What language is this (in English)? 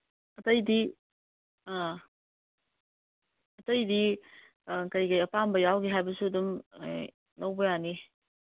Manipuri